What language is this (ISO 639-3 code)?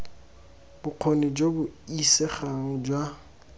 tsn